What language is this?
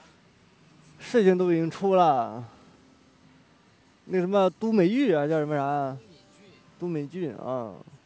Chinese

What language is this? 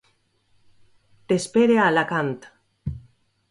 Catalan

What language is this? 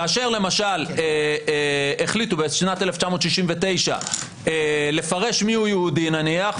Hebrew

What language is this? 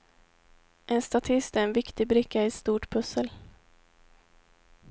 Swedish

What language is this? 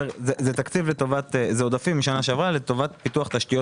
Hebrew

